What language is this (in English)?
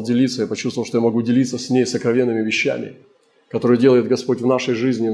Russian